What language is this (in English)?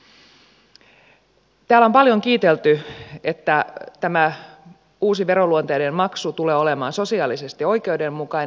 Finnish